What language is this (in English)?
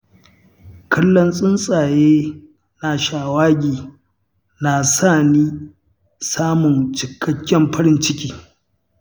Hausa